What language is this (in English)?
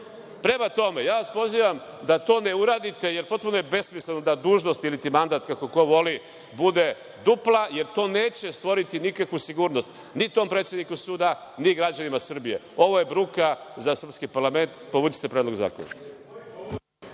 Serbian